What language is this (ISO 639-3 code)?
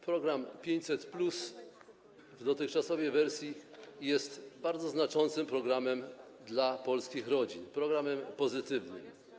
pol